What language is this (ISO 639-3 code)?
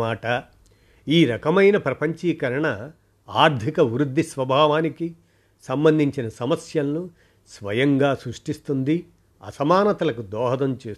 tel